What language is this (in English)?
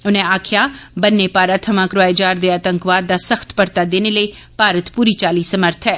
Dogri